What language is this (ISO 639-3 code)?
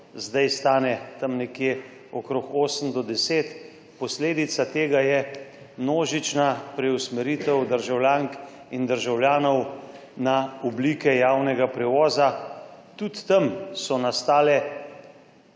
slv